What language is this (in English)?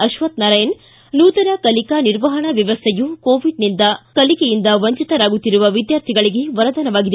Kannada